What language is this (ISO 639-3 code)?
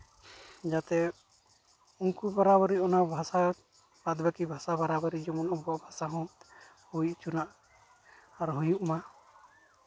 sat